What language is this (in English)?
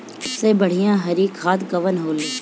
Bhojpuri